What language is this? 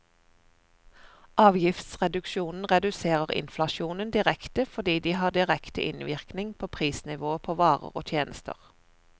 Norwegian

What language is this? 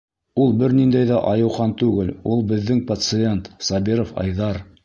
Bashkir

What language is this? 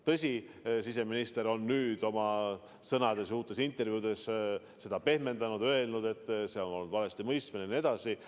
Estonian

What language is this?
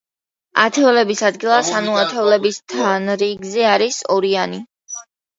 Georgian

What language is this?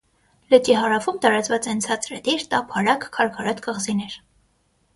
Armenian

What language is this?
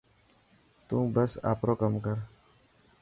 Dhatki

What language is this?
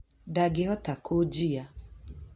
Kikuyu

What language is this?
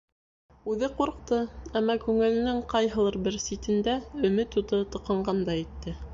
Bashkir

